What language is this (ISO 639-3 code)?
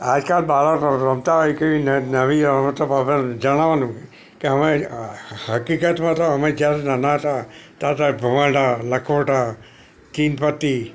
guj